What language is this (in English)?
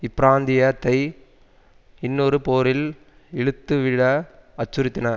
Tamil